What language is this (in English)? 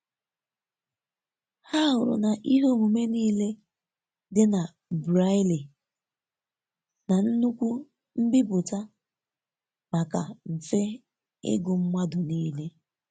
Igbo